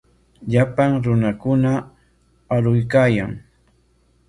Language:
Corongo Ancash Quechua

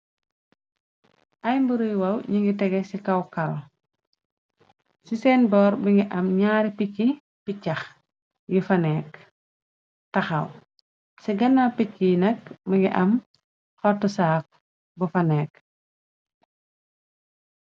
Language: Wolof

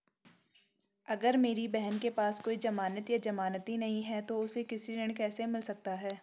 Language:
Hindi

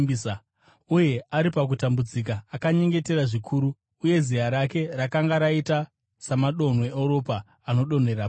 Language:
Shona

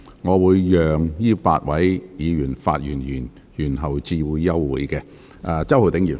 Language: Cantonese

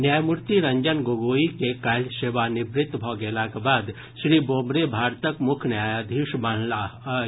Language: Maithili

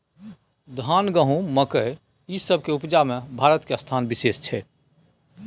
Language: Maithili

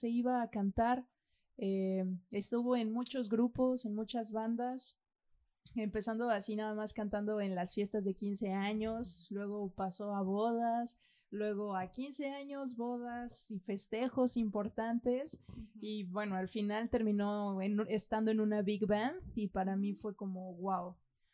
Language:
Spanish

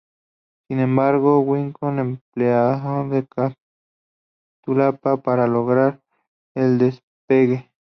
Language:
Spanish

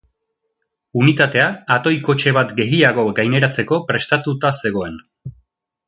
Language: Basque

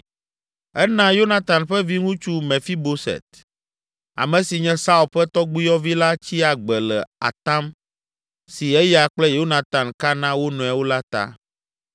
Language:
Ewe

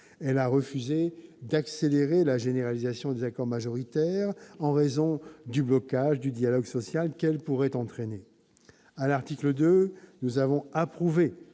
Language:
French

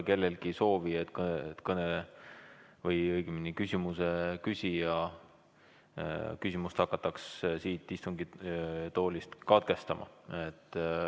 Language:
Estonian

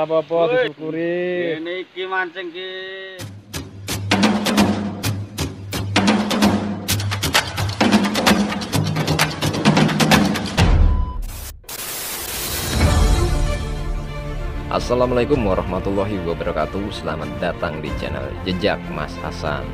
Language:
Indonesian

